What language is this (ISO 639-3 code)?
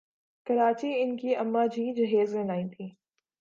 urd